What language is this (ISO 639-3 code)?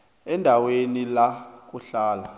nbl